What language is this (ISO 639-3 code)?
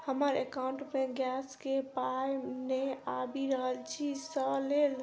mai